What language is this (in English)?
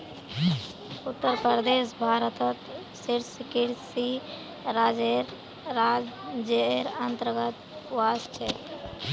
Magahi